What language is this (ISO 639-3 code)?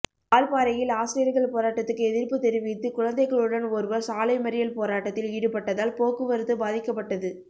tam